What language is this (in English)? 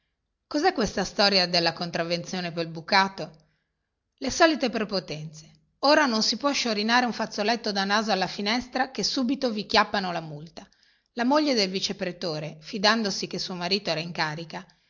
Italian